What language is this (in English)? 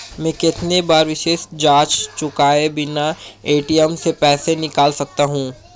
Hindi